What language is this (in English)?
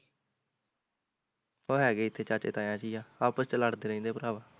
Punjabi